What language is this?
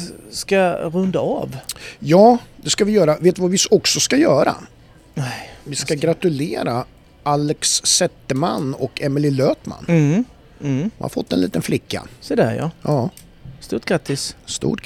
Swedish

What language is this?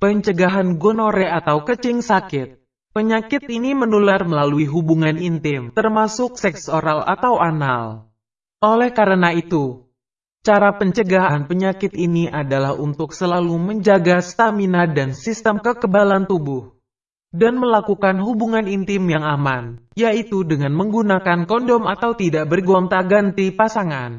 Indonesian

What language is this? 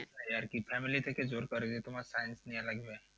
Bangla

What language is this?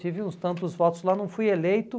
Portuguese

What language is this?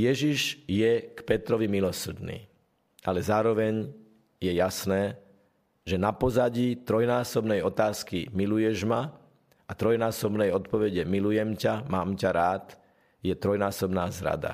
Slovak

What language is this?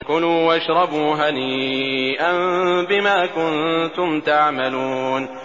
Arabic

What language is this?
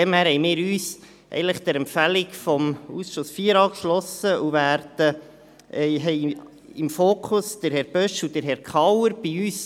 Swiss German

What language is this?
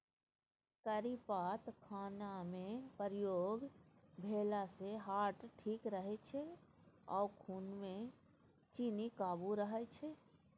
Maithili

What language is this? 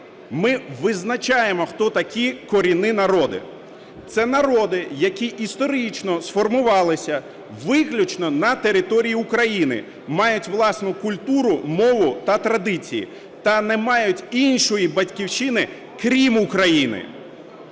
Ukrainian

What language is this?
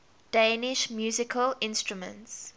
English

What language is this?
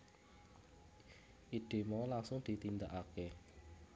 Javanese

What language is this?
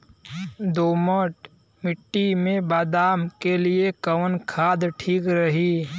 Bhojpuri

